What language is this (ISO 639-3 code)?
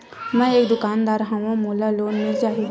hne